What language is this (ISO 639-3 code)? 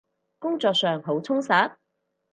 yue